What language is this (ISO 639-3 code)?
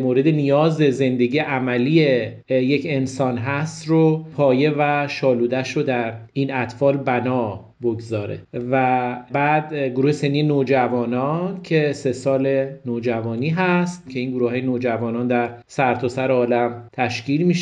fas